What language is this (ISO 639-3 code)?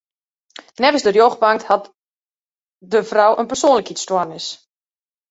fry